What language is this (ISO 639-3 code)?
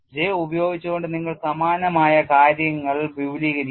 mal